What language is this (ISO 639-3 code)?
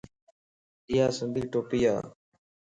lss